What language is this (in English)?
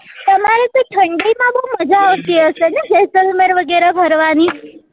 Gujarati